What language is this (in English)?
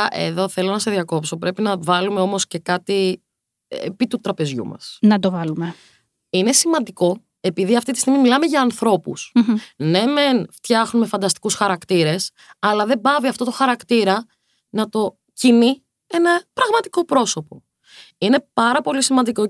Greek